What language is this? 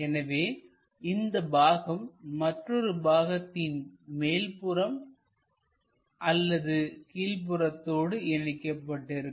Tamil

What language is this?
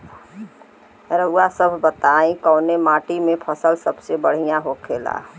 Bhojpuri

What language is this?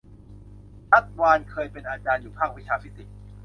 Thai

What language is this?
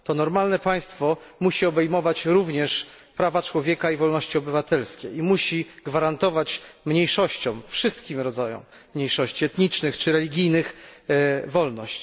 Polish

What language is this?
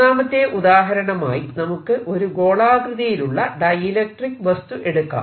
Malayalam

